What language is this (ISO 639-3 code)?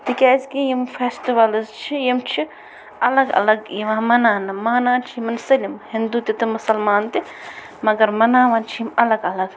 kas